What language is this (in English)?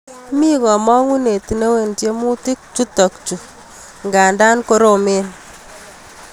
Kalenjin